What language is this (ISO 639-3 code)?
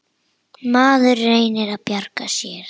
isl